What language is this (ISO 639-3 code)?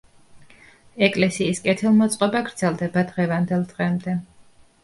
kat